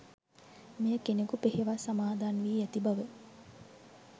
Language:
Sinhala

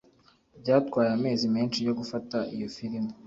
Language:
Kinyarwanda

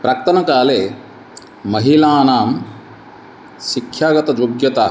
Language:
Sanskrit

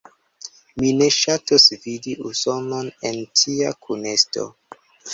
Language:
Esperanto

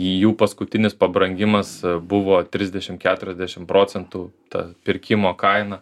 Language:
Lithuanian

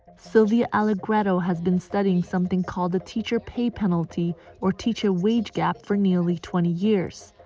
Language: English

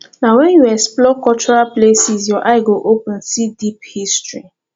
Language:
Nigerian Pidgin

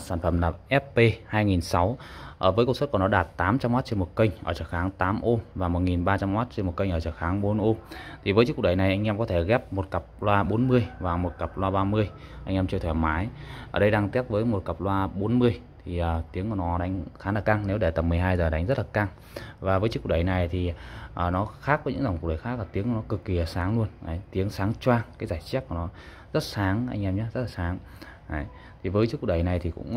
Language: Vietnamese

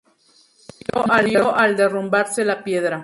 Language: Spanish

